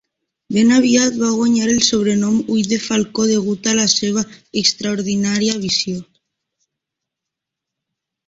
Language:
Catalan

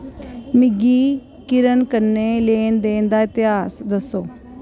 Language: Dogri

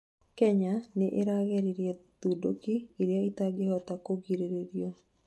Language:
Kikuyu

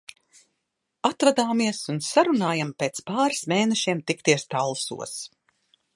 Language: Latvian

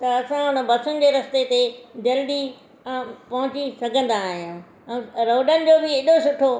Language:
Sindhi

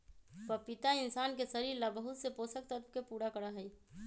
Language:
Magahi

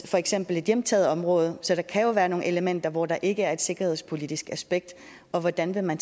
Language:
Danish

